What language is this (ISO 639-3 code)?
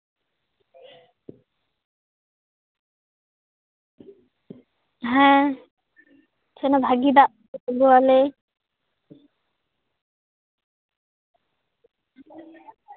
sat